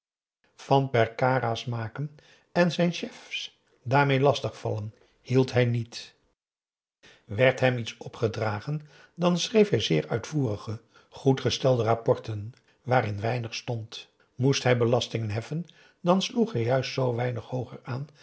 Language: Dutch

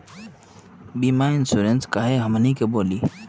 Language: Magahi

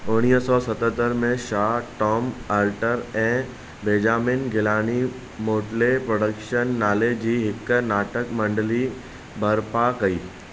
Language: Sindhi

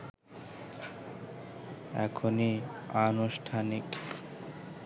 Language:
Bangla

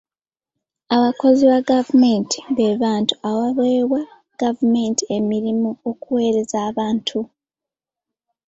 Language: Ganda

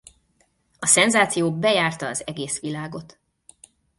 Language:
Hungarian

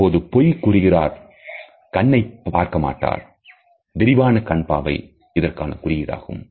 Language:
Tamil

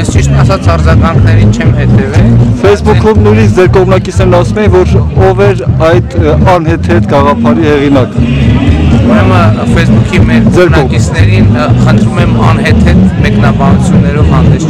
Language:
Turkish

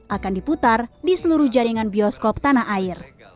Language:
Indonesian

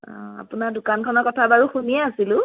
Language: Assamese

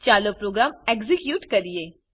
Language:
Gujarati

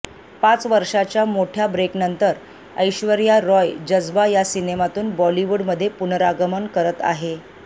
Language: Marathi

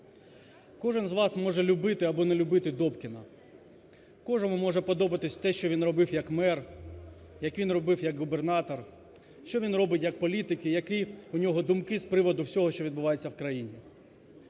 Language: Ukrainian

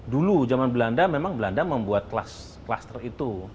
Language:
Indonesian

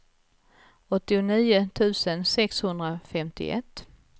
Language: Swedish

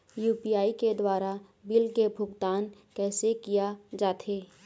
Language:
Chhattisgarhi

